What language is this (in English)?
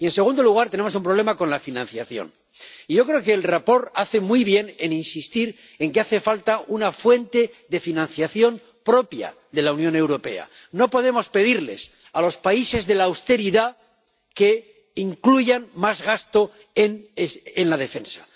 Spanish